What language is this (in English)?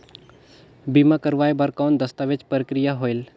Chhattisgarhi